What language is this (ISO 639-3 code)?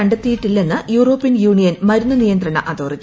mal